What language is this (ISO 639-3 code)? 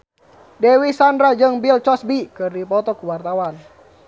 sun